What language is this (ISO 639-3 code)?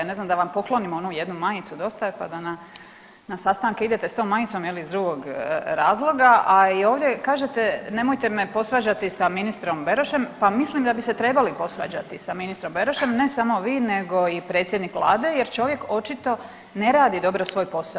hrv